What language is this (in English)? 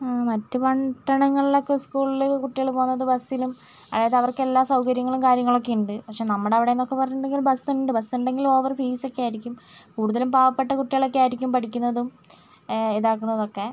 Malayalam